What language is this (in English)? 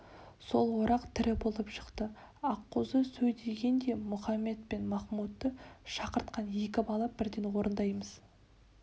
Kazakh